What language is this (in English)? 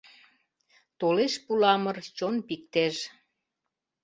Mari